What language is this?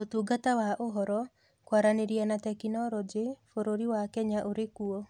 Kikuyu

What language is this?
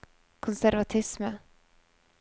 Norwegian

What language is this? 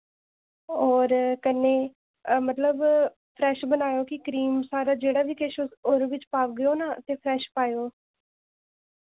Dogri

